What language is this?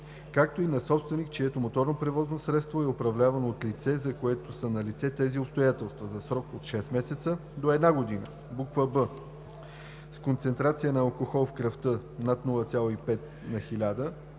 Bulgarian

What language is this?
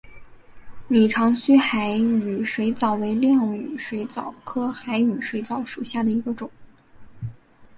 Chinese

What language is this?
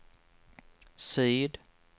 Swedish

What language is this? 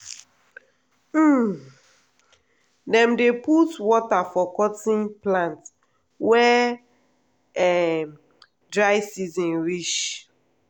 Nigerian Pidgin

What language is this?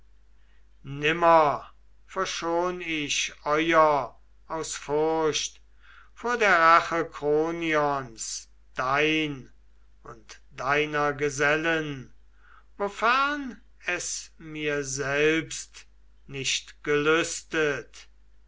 German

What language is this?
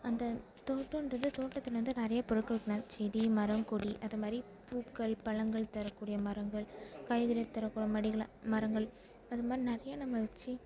Tamil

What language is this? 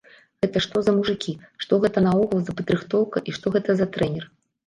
Belarusian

